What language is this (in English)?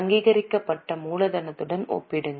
Tamil